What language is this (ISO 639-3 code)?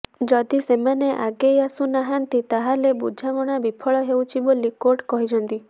ori